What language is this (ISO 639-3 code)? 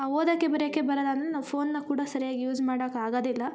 kan